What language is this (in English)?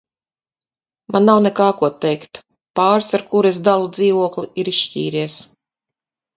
Latvian